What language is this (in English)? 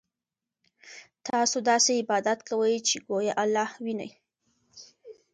Pashto